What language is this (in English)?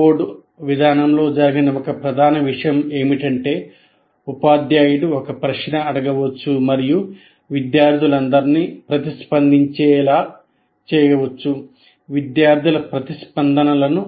Telugu